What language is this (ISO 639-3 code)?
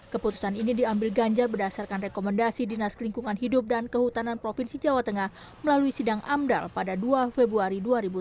ind